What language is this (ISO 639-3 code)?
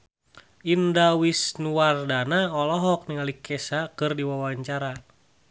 sun